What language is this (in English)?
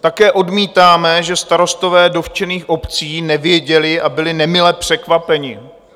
Czech